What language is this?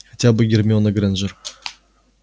Russian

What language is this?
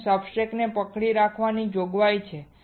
Gujarati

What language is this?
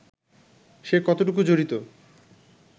Bangla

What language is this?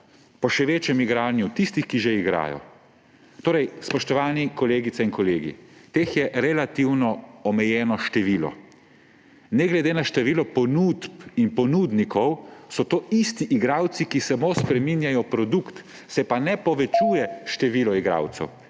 Slovenian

